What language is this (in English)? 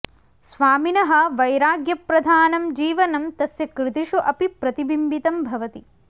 Sanskrit